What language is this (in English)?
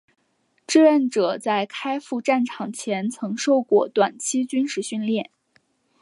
Chinese